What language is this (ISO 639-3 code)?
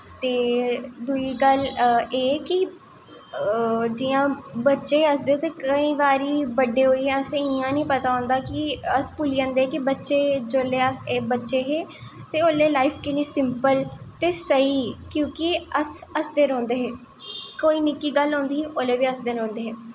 doi